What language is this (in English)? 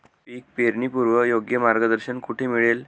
Marathi